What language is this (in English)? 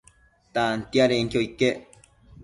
Matsés